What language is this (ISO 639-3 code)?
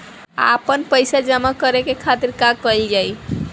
bho